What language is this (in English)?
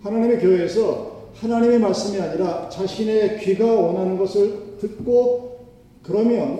Korean